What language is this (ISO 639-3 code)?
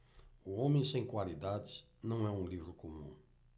por